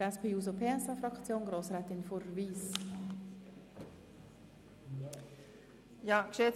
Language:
Swiss German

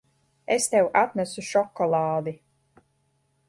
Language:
Latvian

